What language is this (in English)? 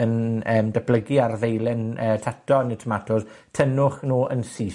Welsh